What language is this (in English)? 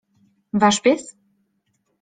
Polish